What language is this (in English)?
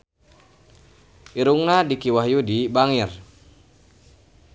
Sundanese